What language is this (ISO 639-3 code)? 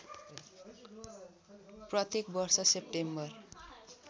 nep